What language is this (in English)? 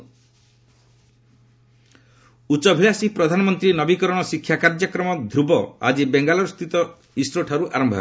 Odia